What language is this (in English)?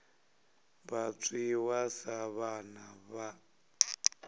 Venda